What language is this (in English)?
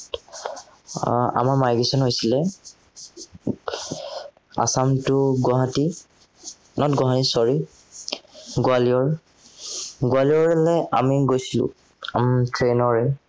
Assamese